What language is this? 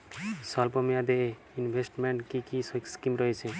Bangla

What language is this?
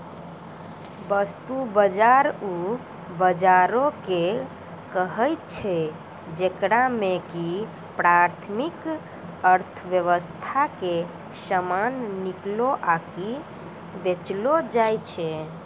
Maithili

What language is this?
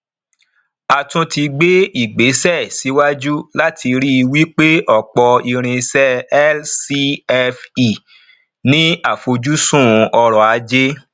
Yoruba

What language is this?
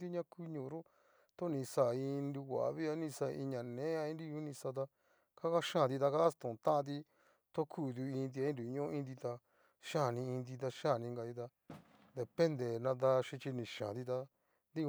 Cacaloxtepec Mixtec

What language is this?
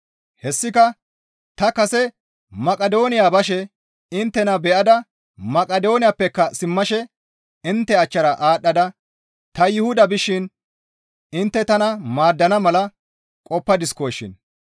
Gamo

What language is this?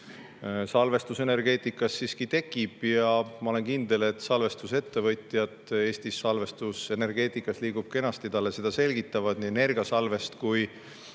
Estonian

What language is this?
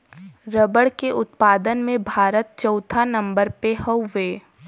Bhojpuri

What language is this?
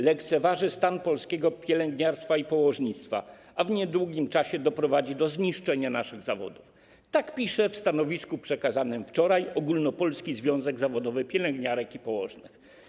Polish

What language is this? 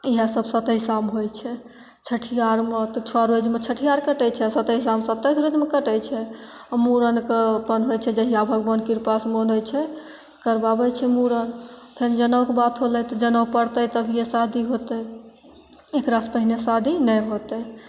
Maithili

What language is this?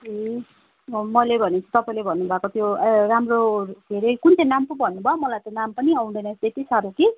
Nepali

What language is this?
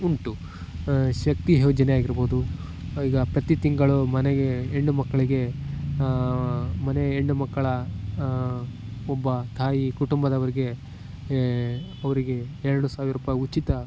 Kannada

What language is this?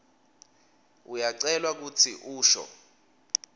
Swati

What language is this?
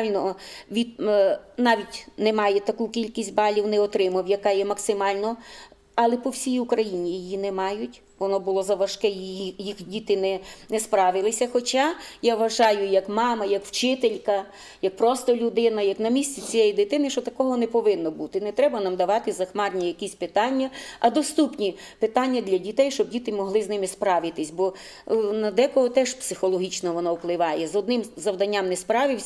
Ukrainian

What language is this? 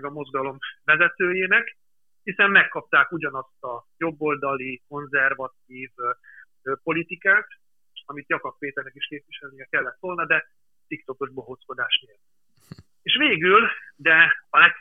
Hungarian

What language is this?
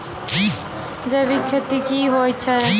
Maithili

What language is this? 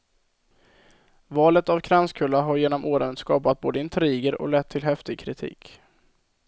Swedish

